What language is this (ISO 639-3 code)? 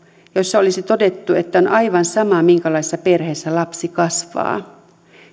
fin